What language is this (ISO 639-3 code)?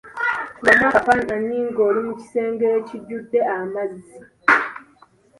lug